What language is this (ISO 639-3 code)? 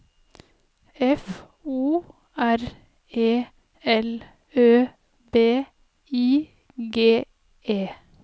nor